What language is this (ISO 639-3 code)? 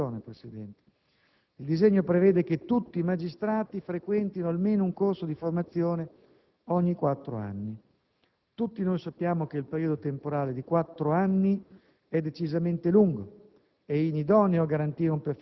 ita